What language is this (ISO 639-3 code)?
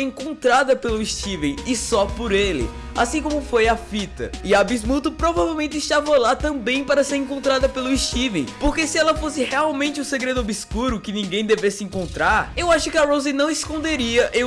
por